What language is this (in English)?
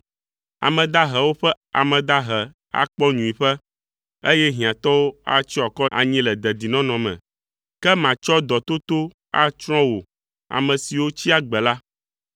Ewe